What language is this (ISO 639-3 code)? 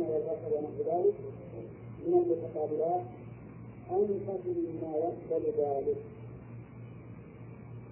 ara